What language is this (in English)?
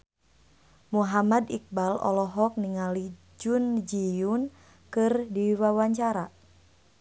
Sundanese